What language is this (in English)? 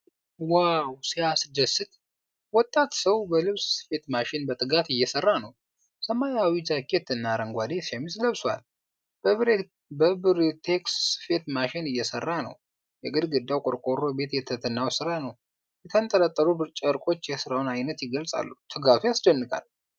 Amharic